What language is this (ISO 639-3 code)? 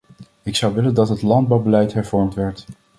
nld